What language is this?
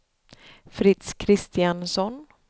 Swedish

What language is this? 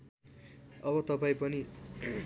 Nepali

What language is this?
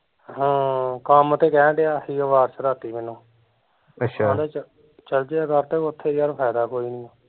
Punjabi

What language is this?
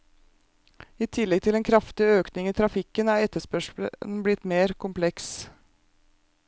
Norwegian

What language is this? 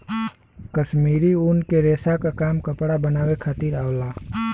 Bhojpuri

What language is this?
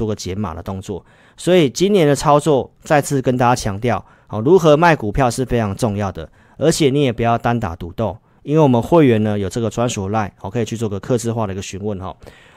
Chinese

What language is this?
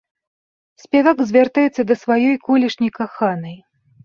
Belarusian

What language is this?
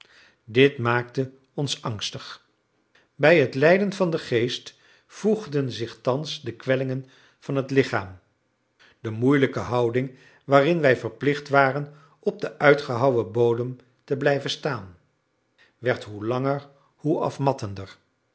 Dutch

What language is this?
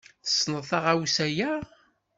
Kabyle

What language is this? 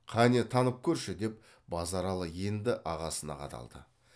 Kazakh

